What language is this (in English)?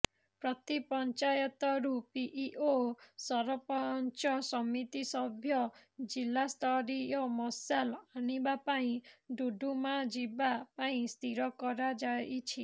Odia